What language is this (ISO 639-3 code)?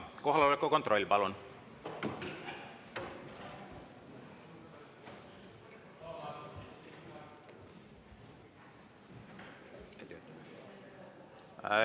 est